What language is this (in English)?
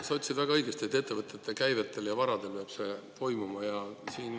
Estonian